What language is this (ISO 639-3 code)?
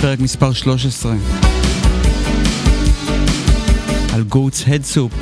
heb